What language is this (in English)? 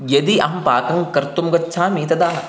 Sanskrit